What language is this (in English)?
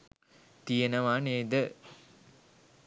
Sinhala